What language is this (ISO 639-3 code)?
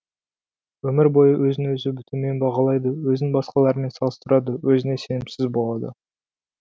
kaz